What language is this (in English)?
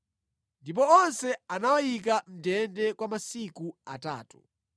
Nyanja